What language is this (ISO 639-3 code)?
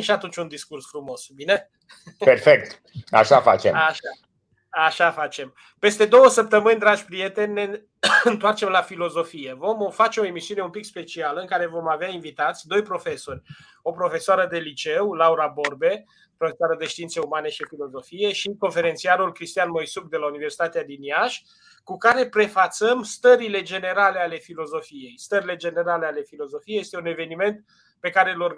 ron